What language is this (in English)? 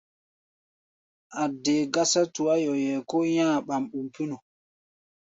Gbaya